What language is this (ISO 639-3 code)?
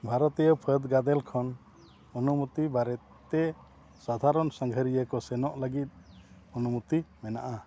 sat